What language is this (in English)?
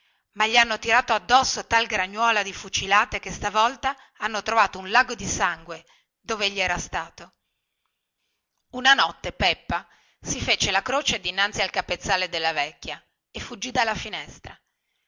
Italian